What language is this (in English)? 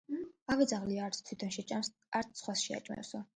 Georgian